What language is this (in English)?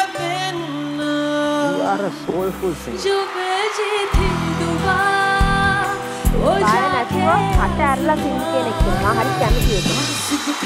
Indonesian